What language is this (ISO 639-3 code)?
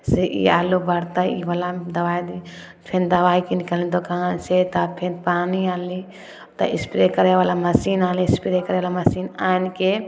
mai